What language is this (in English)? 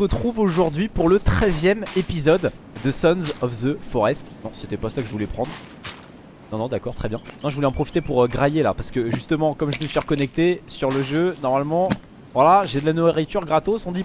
French